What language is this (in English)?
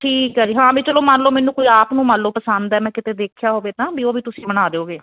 Punjabi